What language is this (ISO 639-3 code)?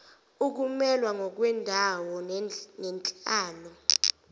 zul